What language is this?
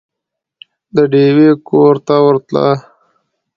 Pashto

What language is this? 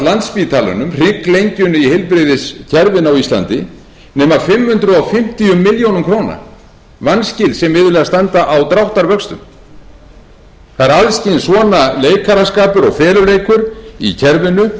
Icelandic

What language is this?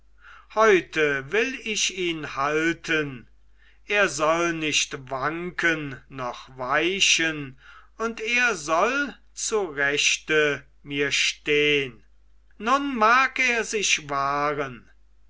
German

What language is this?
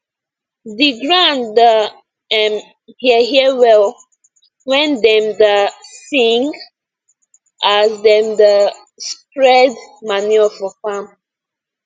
Nigerian Pidgin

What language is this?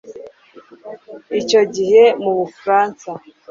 Kinyarwanda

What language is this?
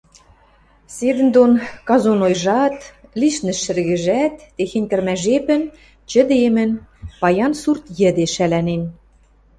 Western Mari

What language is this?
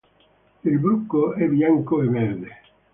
Italian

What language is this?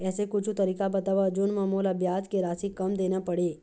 Chhattisgarhi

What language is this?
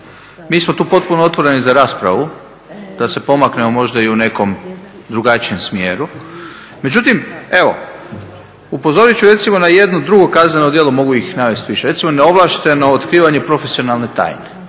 Croatian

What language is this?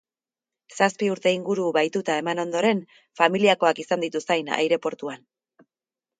Basque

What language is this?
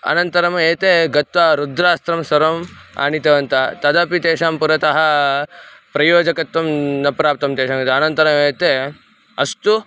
Sanskrit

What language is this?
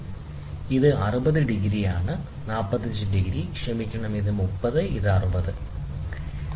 Malayalam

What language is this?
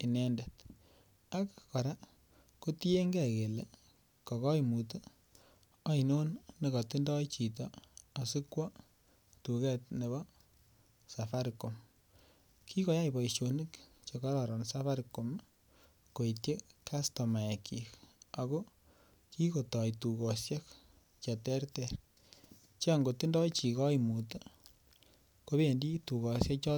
Kalenjin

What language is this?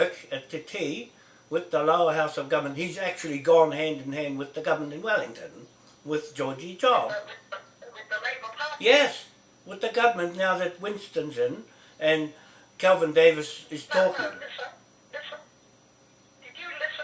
English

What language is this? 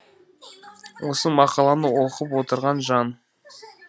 Kazakh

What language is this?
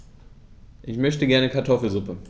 German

